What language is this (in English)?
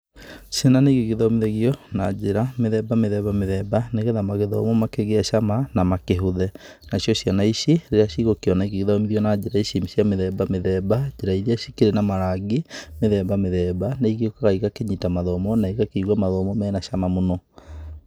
Kikuyu